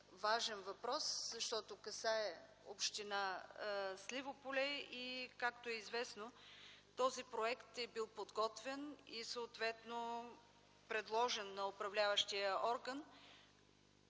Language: Bulgarian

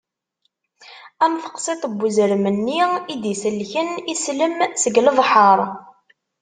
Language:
Kabyle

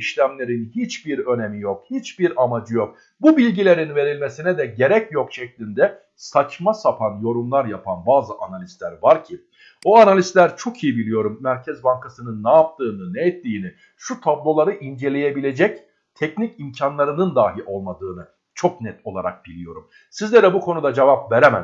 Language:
Turkish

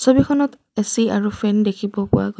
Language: Assamese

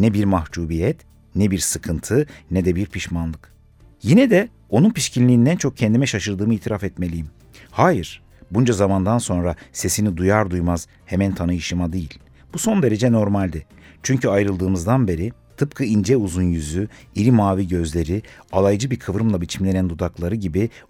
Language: Turkish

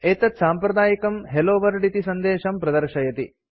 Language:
Sanskrit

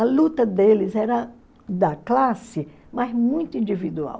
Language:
Portuguese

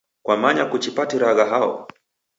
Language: Taita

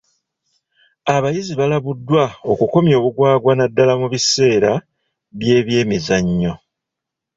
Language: Ganda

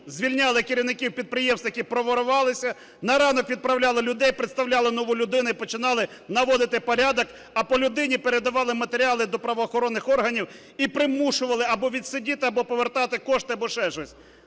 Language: Ukrainian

